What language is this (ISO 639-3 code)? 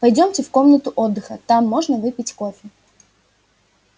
rus